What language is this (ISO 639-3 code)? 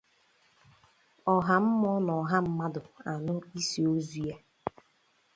ibo